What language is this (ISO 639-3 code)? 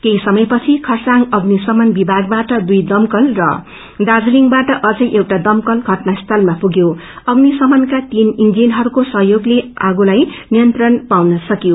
nep